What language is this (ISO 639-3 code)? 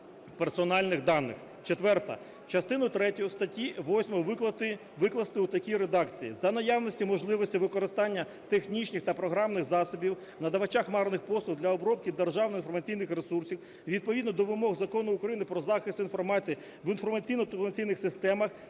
ukr